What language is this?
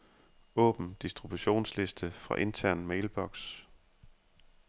Danish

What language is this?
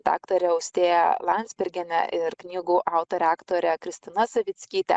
Lithuanian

